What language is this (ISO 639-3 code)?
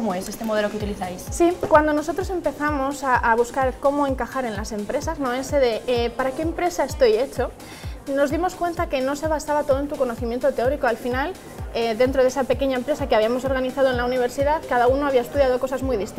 spa